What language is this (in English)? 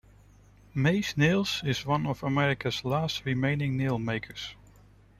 English